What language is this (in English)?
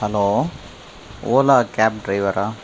Tamil